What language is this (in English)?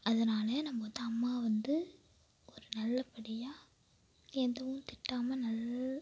Tamil